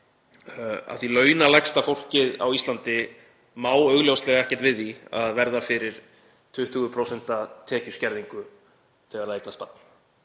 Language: Icelandic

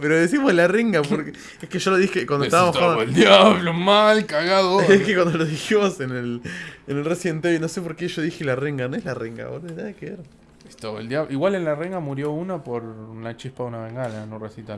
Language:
Spanish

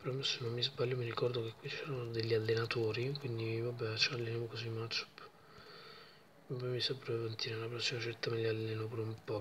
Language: Italian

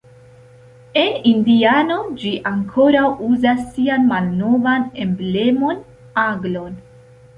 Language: Esperanto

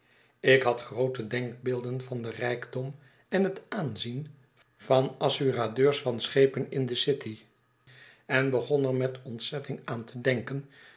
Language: Dutch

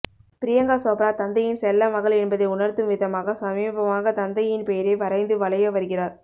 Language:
Tamil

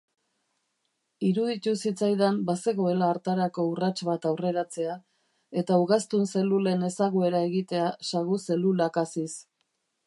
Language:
Basque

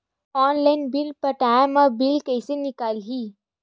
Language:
Chhattisgarhi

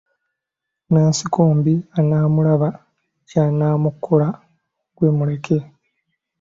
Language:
Ganda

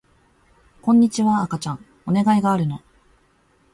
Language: Japanese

